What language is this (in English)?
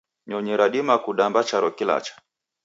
Taita